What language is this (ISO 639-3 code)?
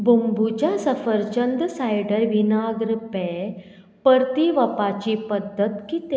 kok